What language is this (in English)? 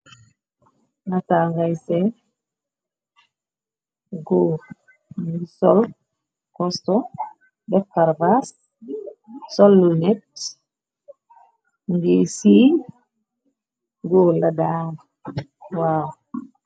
Wolof